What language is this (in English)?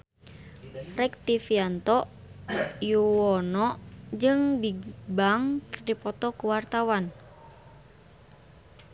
Sundanese